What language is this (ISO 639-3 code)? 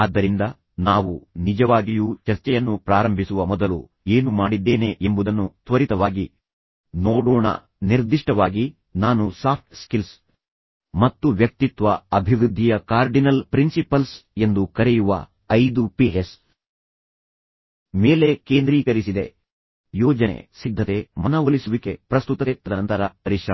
kan